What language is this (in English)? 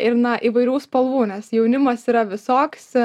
Lithuanian